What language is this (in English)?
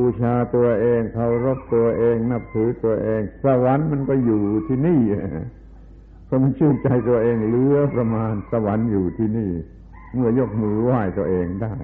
Thai